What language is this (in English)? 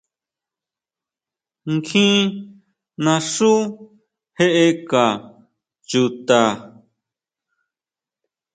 Huautla Mazatec